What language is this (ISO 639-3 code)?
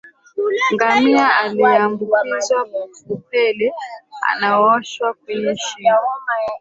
swa